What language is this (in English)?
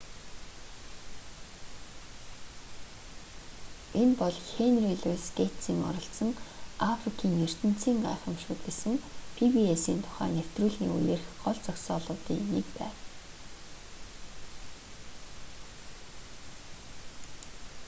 Mongolian